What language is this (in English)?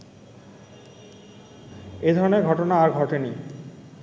Bangla